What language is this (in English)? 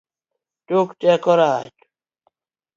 Luo (Kenya and Tanzania)